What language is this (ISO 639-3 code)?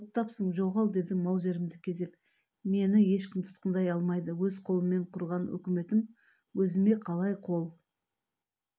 kaz